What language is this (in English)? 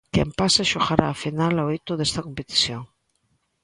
Galician